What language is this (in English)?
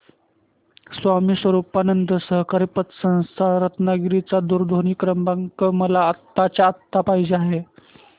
Marathi